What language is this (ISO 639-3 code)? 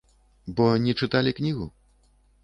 bel